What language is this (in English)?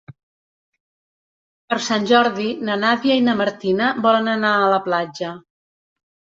Catalan